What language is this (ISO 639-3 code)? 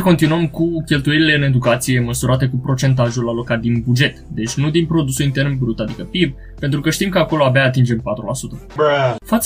ron